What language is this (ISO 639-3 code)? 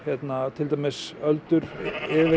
isl